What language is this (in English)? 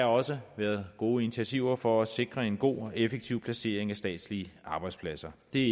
Danish